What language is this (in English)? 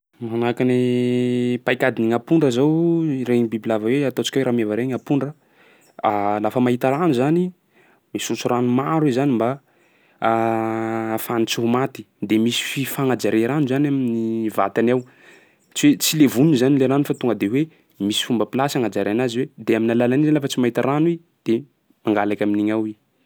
Sakalava Malagasy